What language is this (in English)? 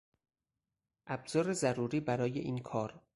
Persian